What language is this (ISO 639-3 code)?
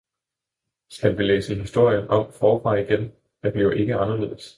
dan